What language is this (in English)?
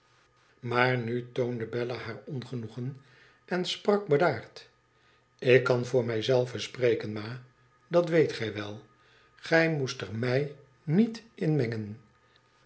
Dutch